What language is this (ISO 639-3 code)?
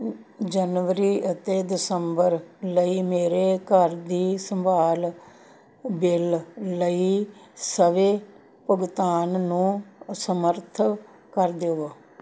pan